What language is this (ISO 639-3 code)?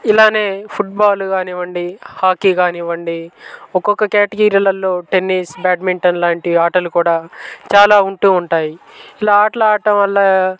tel